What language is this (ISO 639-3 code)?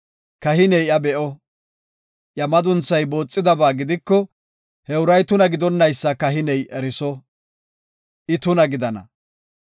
gof